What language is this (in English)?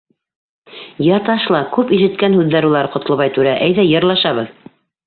Bashkir